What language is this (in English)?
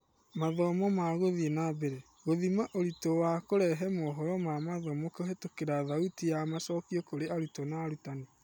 Kikuyu